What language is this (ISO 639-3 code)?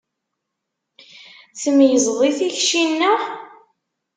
kab